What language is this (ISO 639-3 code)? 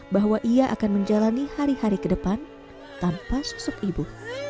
ind